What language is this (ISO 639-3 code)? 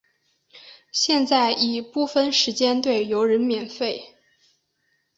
zho